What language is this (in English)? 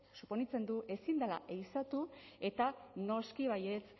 Basque